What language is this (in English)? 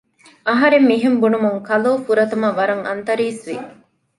Divehi